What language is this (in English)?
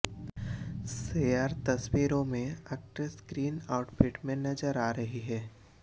Hindi